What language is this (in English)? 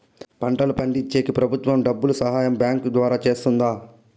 Telugu